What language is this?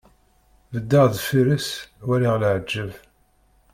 Kabyle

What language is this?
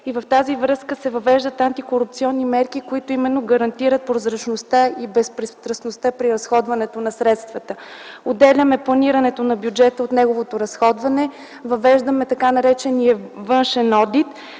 Bulgarian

